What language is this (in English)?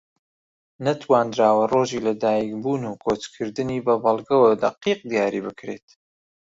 Central Kurdish